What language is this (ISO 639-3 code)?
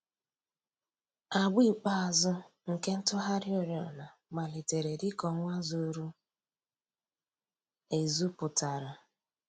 ibo